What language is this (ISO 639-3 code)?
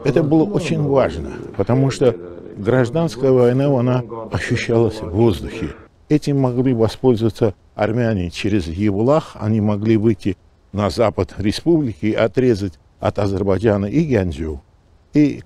tur